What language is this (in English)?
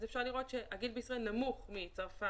Hebrew